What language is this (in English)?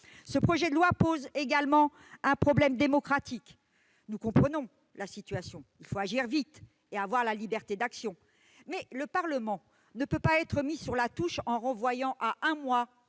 French